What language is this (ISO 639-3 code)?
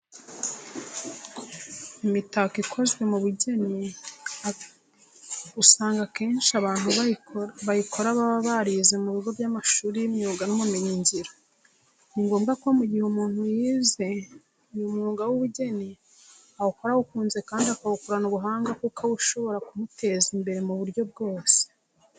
kin